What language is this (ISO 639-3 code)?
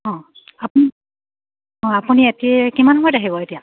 asm